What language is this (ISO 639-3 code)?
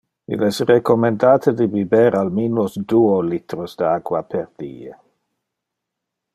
ina